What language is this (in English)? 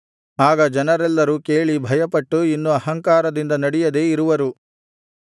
Kannada